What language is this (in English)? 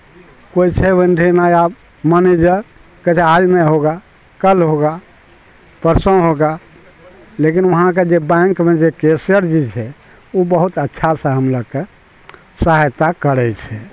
Maithili